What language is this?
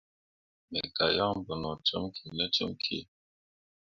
Mundang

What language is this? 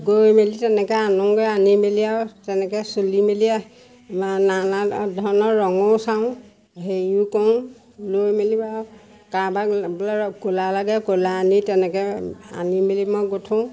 Assamese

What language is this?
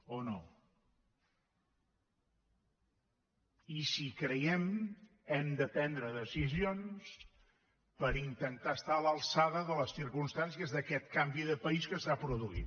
Catalan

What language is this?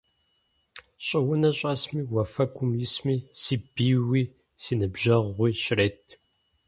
Kabardian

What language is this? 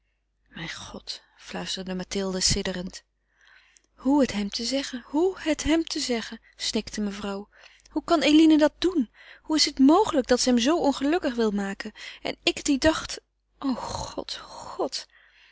Dutch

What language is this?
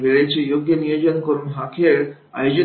Marathi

